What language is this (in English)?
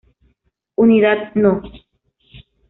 Spanish